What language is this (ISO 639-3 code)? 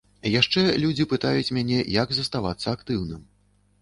bel